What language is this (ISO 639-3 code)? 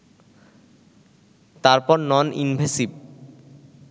ben